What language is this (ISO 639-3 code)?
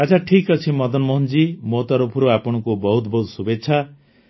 ori